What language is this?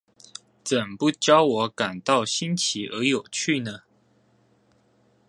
Chinese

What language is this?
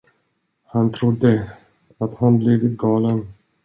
Swedish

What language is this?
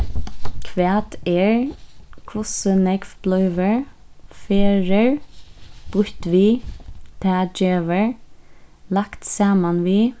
Faroese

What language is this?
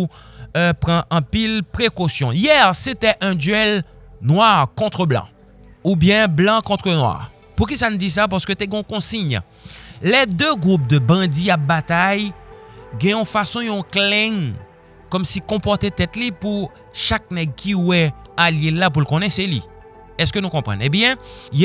French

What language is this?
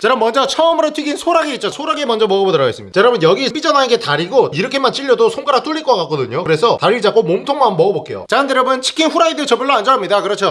Korean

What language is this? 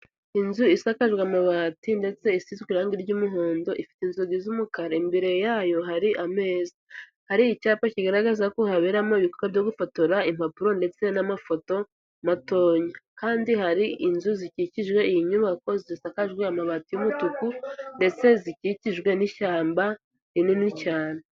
Kinyarwanda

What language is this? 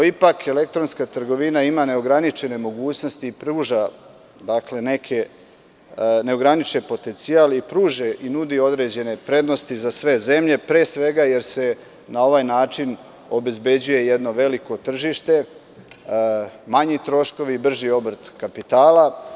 Serbian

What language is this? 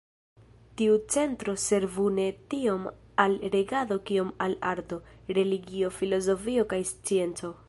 Esperanto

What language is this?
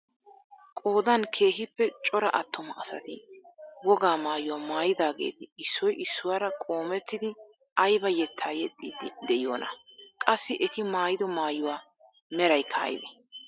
Wolaytta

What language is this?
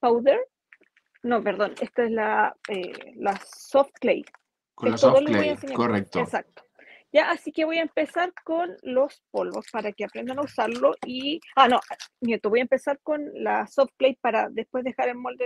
Spanish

